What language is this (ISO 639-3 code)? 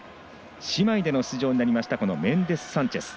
jpn